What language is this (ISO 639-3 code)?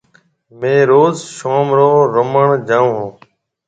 mve